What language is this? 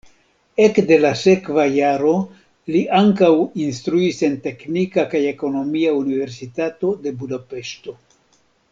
Esperanto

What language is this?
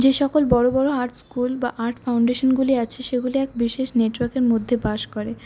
Bangla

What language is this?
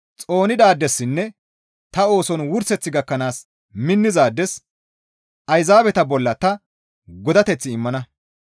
Gamo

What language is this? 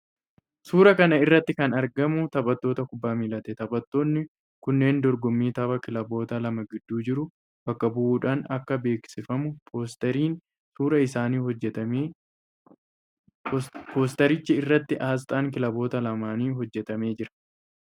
Oromo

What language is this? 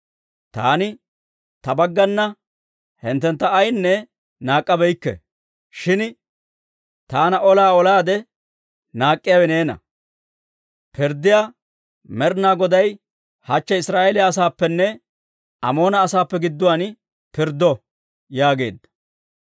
Dawro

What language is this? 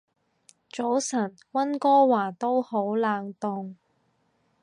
Cantonese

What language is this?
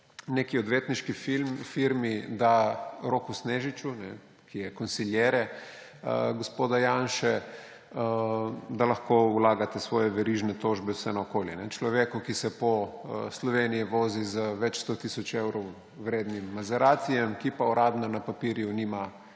Slovenian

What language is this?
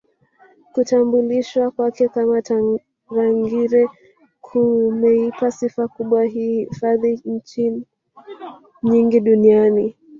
Swahili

